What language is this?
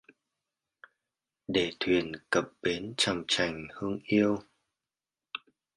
Vietnamese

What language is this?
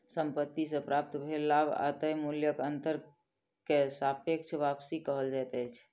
Maithili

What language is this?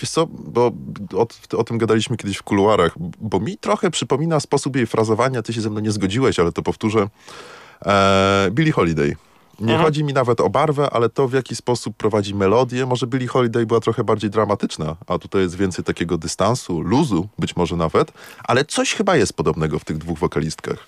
Polish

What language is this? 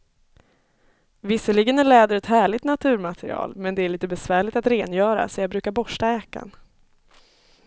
Swedish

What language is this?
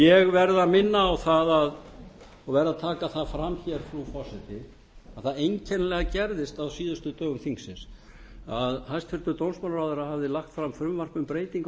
Icelandic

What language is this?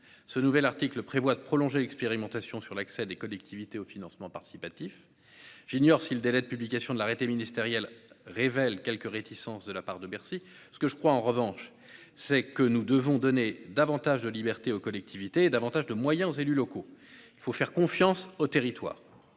French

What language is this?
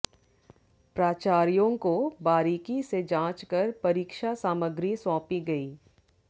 Hindi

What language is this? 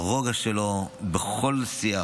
Hebrew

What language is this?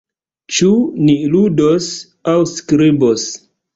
Esperanto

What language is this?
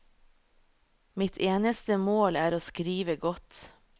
Norwegian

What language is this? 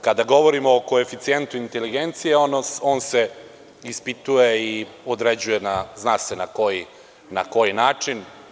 Serbian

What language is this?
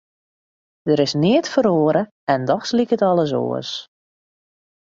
Western Frisian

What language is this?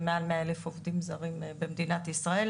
Hebrew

